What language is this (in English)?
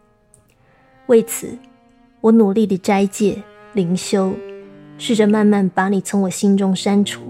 Chinese